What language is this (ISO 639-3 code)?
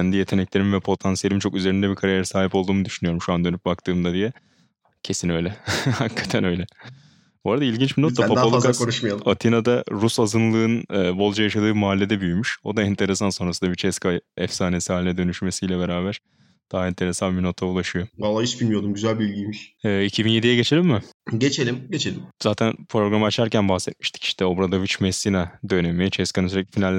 tur